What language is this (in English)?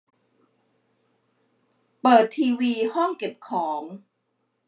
Thai